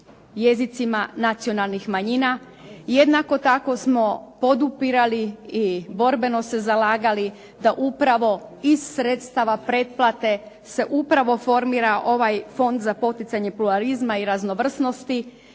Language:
Croatian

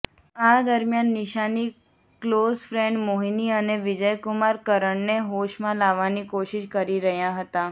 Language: Gujarati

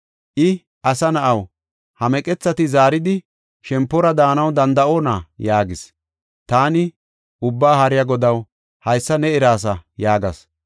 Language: Gofa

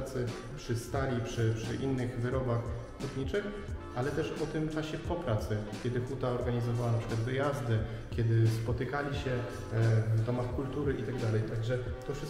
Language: Polish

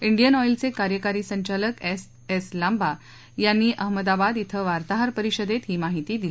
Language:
Marathi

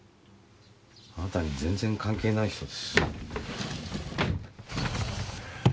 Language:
Japanese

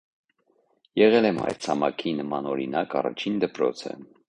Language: Armenian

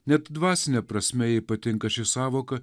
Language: Lithuanian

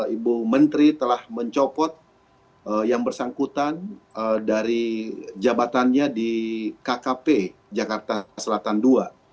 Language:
Indonesian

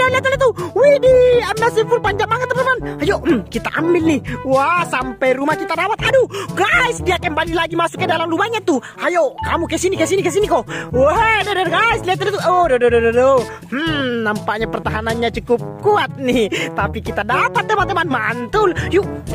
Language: Indonesian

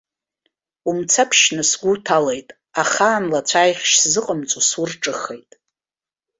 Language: Abkhazian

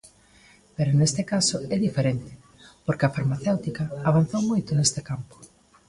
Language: Galician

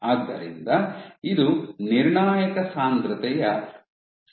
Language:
Kannada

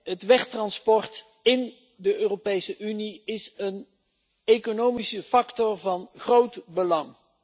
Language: Dutch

